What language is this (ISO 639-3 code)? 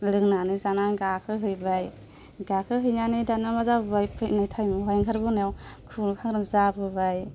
brx